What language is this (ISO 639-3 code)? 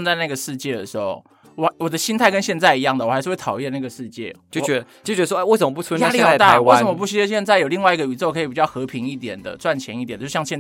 zho